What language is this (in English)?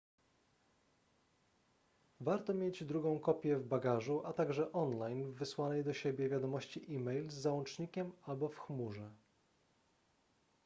Polish